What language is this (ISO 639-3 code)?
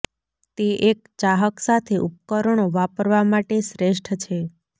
guj